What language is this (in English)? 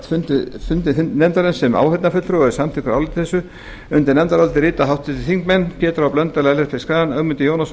Icelandic